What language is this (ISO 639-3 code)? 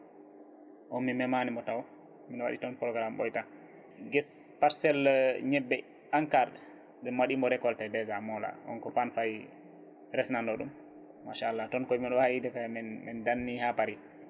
ful